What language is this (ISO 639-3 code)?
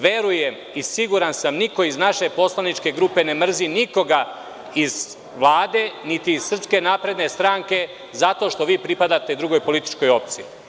srp